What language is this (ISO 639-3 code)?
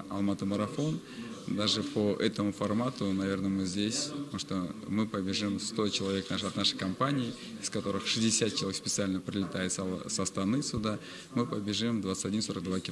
rus